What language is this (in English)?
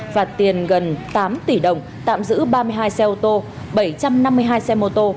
Vietnamese